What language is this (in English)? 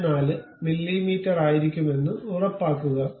Malayalam